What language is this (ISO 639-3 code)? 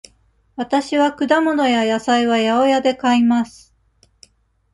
jpn